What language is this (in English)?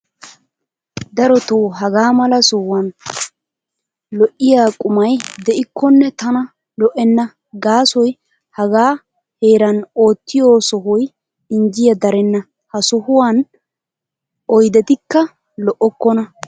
Wolaytta